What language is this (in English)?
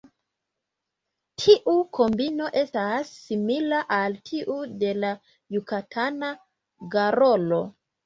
Esperanto